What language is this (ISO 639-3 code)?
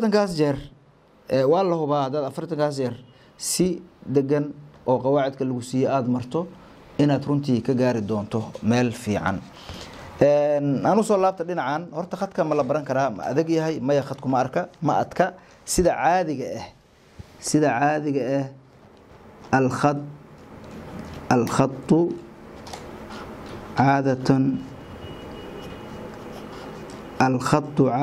ara